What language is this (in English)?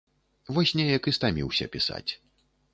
Belarusian